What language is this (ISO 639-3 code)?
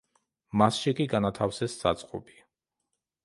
kat